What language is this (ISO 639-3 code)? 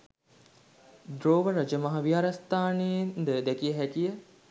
sin